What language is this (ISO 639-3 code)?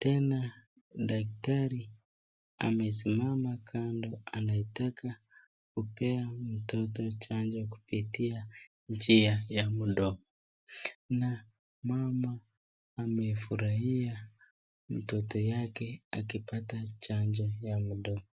swa